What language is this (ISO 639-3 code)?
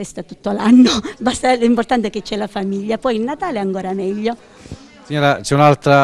ita